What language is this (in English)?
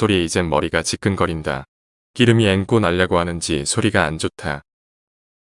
Korean